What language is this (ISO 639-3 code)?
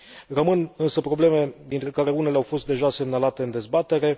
ron